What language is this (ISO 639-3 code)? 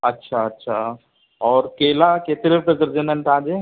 snd